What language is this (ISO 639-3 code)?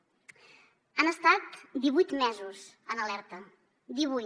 cat